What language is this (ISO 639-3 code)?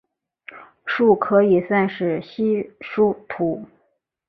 zho